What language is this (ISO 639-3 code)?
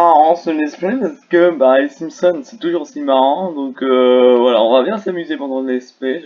fra